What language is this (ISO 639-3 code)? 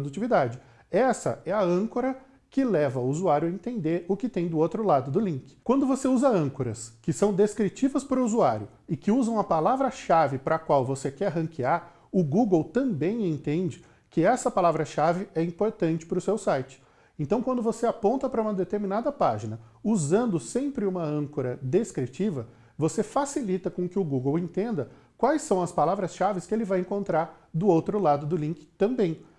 por